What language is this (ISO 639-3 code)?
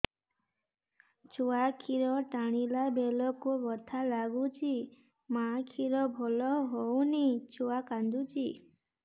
ori